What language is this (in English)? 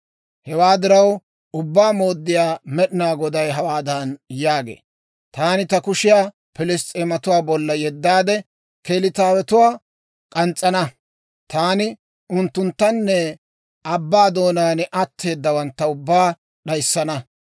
Dawro